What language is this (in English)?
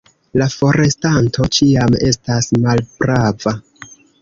Esperanto